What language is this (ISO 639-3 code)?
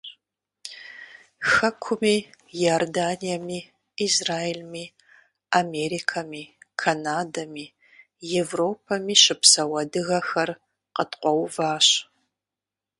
kbd